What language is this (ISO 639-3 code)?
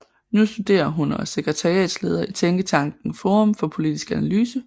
dan